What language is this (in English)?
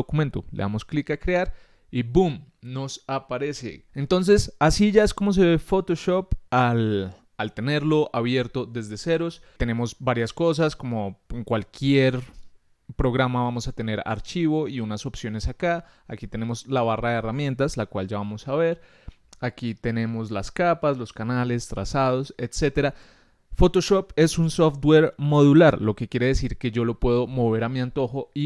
Spanish